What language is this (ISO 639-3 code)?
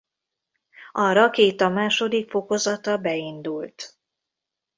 hun